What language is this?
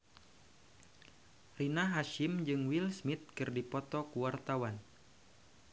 Sundanese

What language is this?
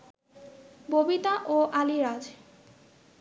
Bangla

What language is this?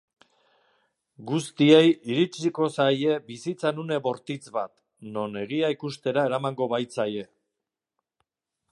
Basque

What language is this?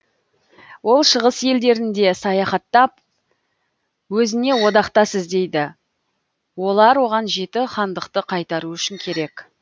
Kazakh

